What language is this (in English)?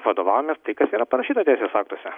Lithuanian